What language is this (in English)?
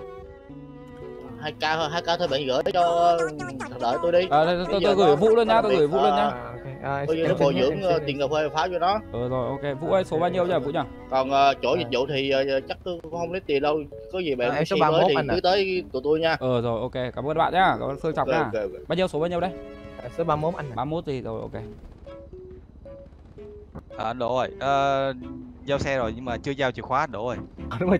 Vietnamese